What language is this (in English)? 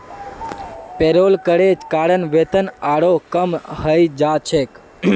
Magahi